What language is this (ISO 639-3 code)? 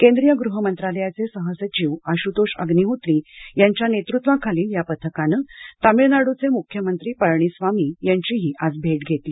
mar